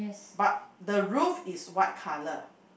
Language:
English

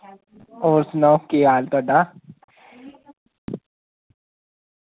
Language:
Dogri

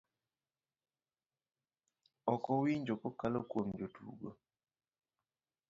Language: Luo (Kenya and Tanzania)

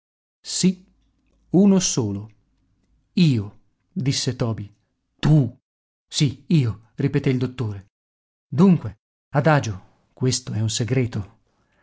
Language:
Italian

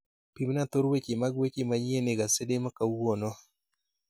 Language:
Luo (Kenya and Tanzania)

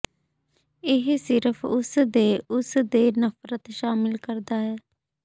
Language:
Punjabi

